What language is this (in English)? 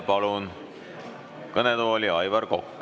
Estonian